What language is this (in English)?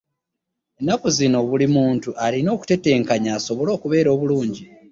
Ganda